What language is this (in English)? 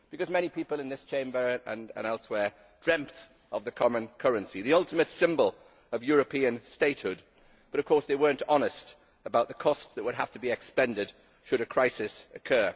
English